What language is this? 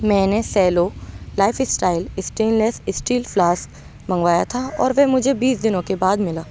Urdu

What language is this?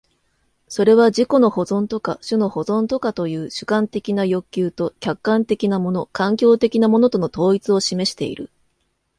Japanese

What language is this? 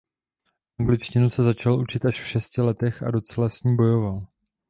Czech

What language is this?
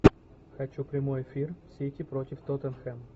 Russian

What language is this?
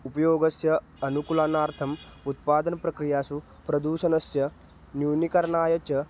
Sanskrit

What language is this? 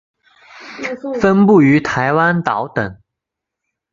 Chinese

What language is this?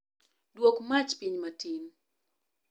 Luo (Kenya and Tanzania)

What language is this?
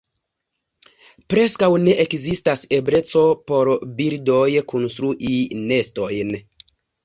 Esperanto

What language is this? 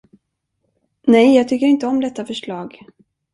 Swedish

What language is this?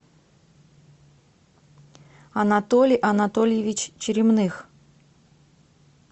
Russian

